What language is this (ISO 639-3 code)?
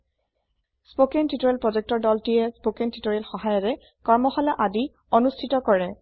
asm